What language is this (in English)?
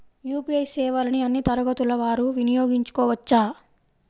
Telugu